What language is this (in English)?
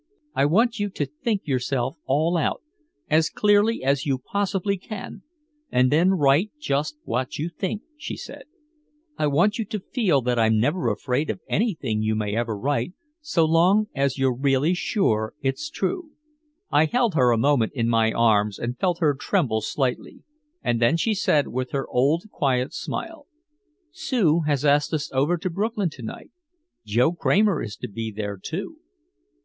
English